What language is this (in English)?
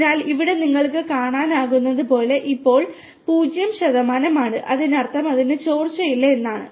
Malayalam